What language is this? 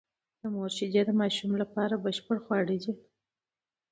Pashto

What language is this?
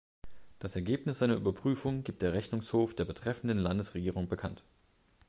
German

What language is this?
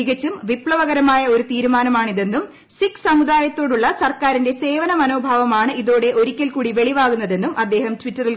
Malayalam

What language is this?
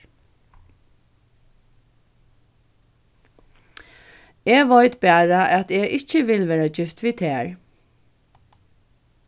Faroese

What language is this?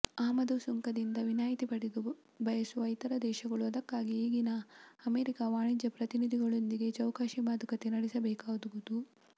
Kannada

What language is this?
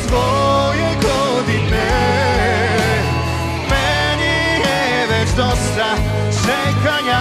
Polish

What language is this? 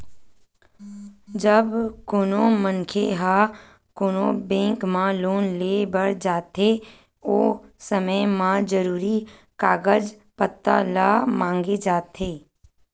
Chhattisgarhi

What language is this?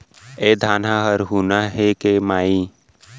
Chhattisgarhi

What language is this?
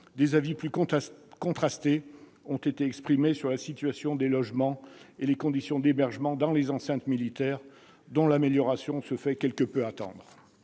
French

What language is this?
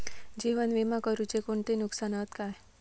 Marathi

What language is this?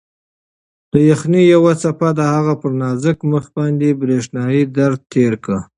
Pashto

